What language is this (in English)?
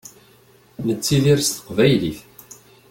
Kabyle